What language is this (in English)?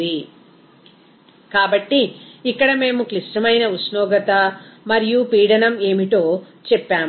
Telugu